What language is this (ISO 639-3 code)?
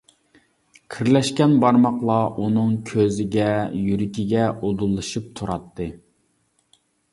uig